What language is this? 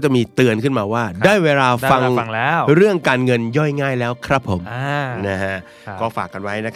Thai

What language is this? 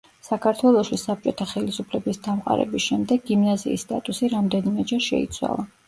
Georgian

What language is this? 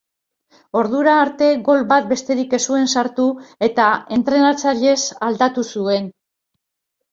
Basque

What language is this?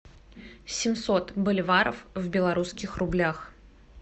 Russian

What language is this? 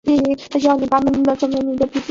Chinese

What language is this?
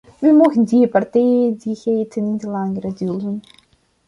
Dutch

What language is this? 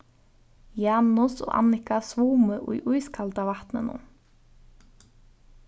Faroese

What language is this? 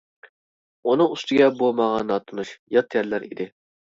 Uyghur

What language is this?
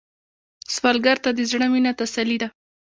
Pashto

